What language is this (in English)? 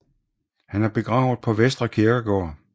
Danish